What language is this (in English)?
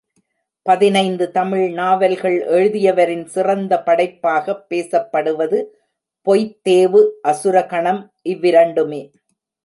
Tamil